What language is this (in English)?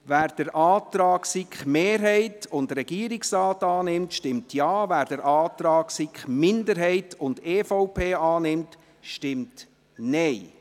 Swiss German